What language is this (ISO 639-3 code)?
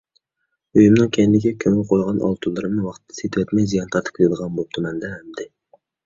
uig